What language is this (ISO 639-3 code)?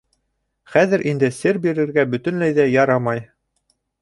bak